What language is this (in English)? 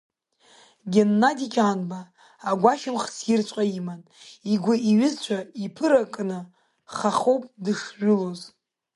Abkhazian